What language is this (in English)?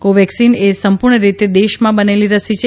Gujarati